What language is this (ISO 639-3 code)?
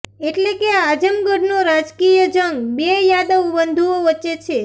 guj